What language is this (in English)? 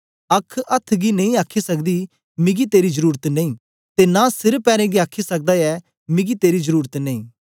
Dogri